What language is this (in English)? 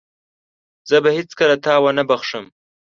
Pashto